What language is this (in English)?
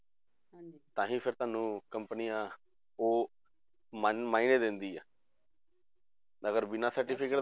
Punjabi